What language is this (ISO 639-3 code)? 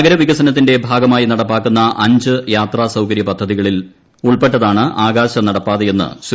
mal